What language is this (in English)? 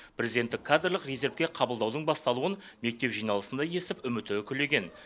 Kazakh